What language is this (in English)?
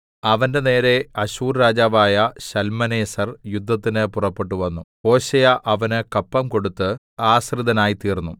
Malayalam